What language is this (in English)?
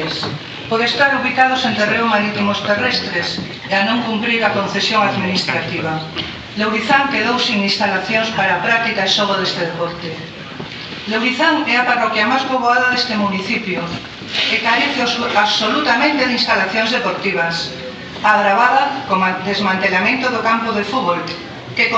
Spanish